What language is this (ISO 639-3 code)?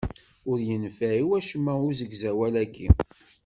kab